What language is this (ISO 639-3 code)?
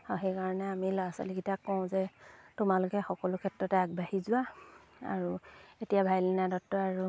asm